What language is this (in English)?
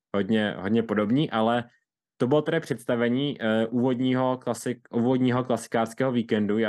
Czech